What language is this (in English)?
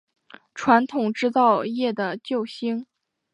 Chinese